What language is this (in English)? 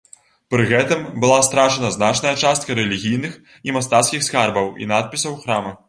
Belarusian